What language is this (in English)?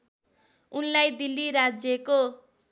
Nepali